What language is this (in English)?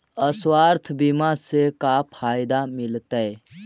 Magahi